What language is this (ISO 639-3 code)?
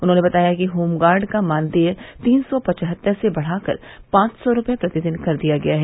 hin